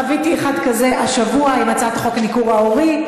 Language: Hebrew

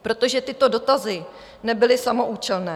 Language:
Czech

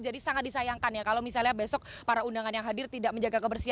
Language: Indonesian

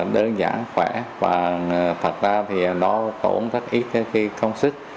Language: Vietnamese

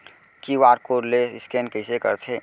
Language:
Chhattisgarhi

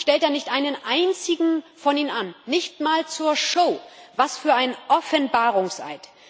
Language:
German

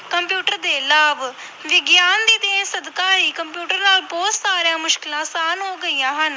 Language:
Punjabi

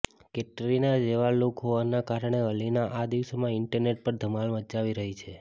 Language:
Gujarati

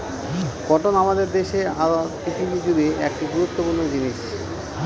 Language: Bangla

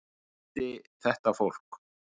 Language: Icelandic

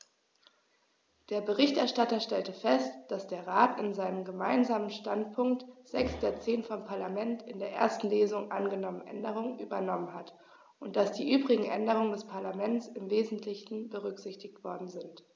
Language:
German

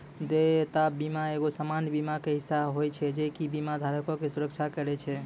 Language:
Maithili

